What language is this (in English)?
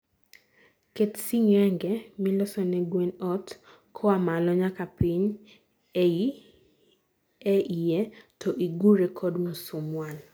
Luo (Kenya and Tanzania)